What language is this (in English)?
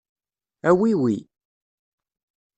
Kabyle